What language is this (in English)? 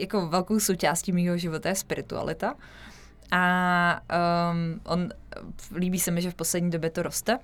Czech